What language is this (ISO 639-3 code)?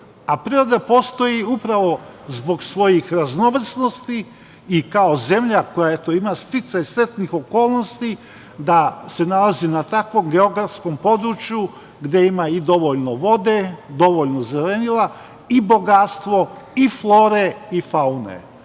srp